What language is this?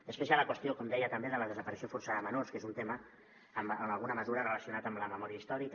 Catalan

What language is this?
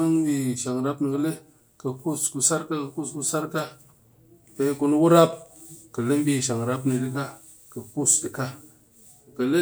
Cakfem-Mushere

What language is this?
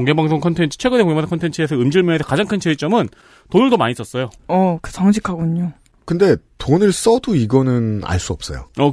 Korean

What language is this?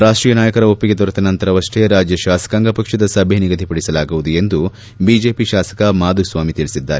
Kannada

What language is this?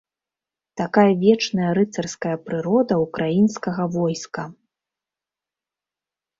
Belarusian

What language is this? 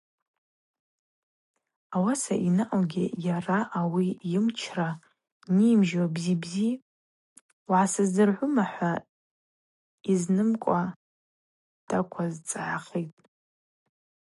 Abaza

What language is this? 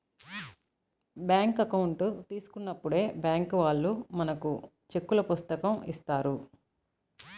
Telugu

